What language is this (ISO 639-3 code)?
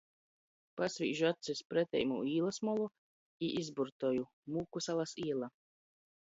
ltg